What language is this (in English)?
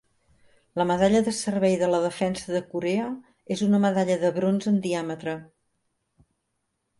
Catalan